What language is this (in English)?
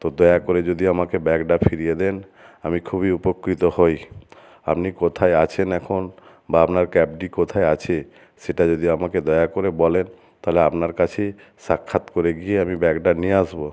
Bangla